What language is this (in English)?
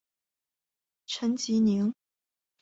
Chinese